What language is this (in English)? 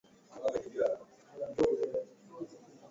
Swahili